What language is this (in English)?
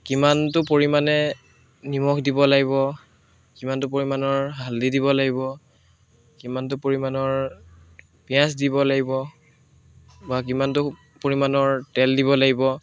Assamese